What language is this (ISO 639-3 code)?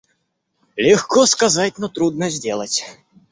rus